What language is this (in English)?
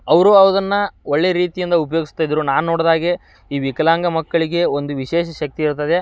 Kannada